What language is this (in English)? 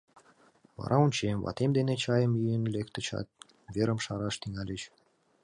Mari